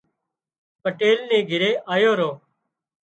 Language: Wadiyara Koli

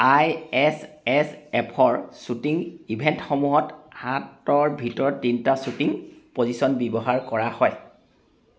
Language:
Assamese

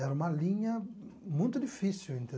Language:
Portuguese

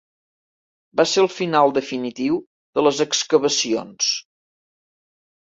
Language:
Catalan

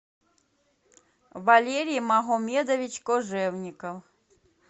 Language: Russian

